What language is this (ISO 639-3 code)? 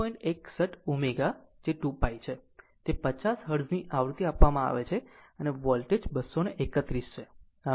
guj